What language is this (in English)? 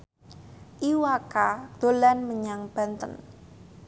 Javanese